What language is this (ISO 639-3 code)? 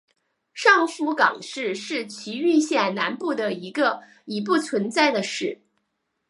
zho